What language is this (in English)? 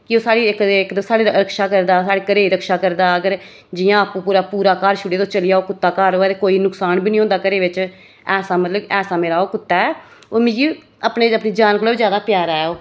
Dogri